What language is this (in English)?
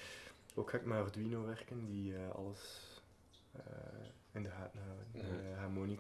Dutch